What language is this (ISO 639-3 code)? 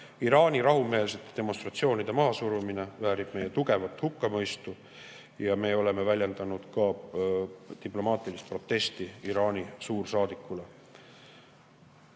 est